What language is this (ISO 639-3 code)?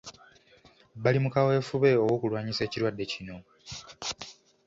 lug